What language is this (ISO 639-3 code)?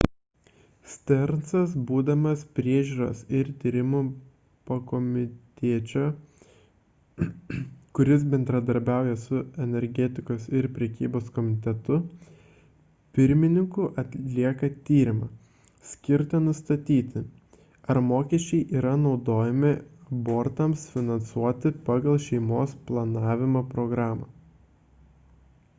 lit